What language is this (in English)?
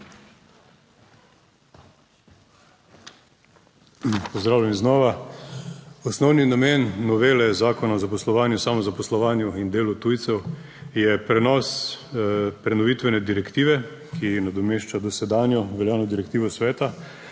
Slovenian